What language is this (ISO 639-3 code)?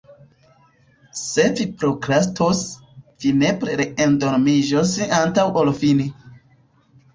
epo